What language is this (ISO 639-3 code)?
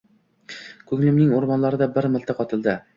uzb